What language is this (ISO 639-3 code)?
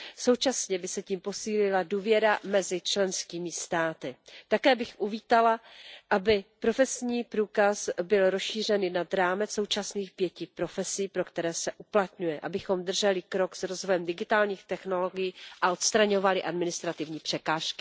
ces